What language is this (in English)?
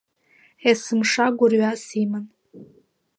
Abkhazian